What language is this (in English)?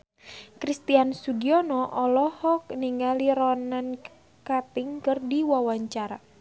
Sundanese